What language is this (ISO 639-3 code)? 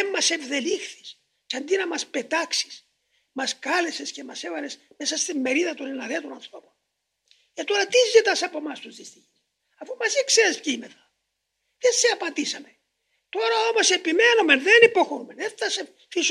ell